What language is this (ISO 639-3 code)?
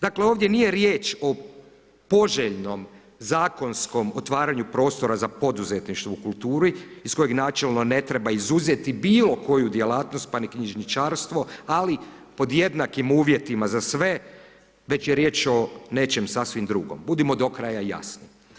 hrv